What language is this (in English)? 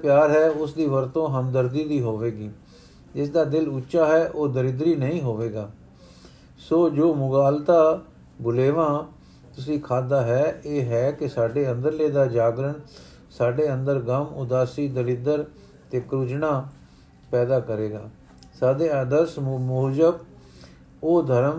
Punjabi